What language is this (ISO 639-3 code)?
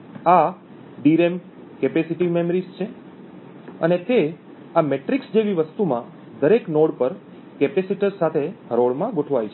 guj